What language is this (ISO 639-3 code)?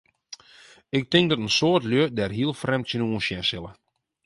fry